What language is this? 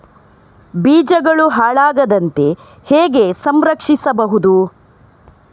Kannada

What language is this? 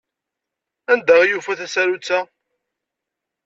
Kabyle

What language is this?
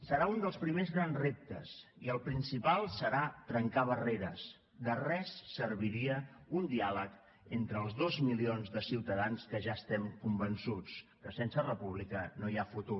Catalan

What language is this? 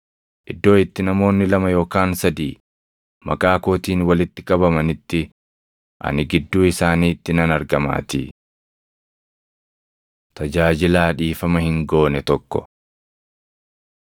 Oromo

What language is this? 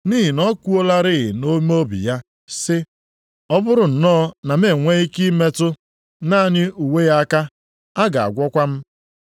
Igbo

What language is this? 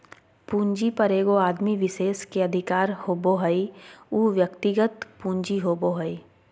Magahi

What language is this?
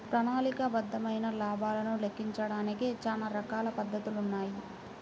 Telugu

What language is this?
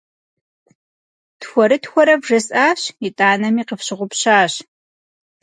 Kabardian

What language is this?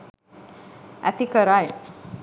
Sinhala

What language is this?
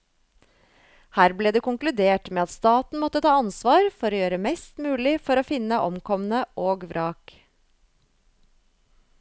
Norwegian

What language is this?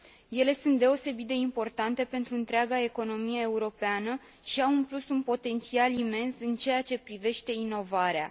Romanian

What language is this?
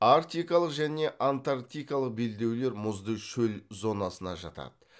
Kazakh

